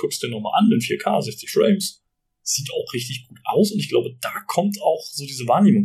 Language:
German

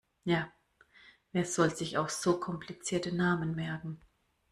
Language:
German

